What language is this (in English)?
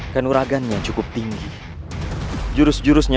Indonesian